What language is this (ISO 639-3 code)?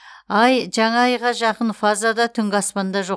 kaz